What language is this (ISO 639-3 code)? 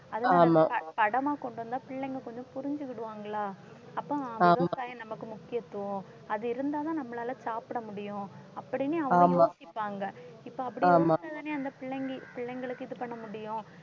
tam